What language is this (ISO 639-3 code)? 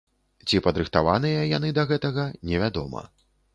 bel